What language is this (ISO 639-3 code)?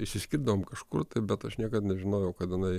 lit